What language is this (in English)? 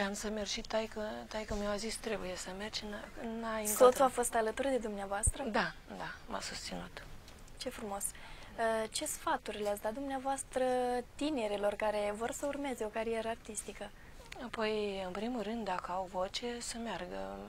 Romanian